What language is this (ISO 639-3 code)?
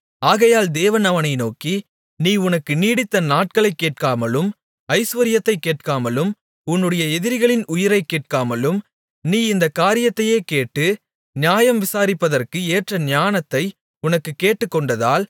tam